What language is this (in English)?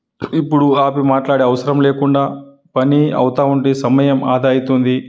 Telugu